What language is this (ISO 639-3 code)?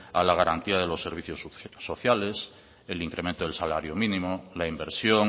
spa